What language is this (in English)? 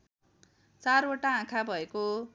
Nepali